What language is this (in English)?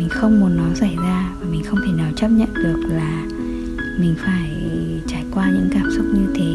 Vietnamese